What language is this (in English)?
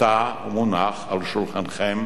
Hebrew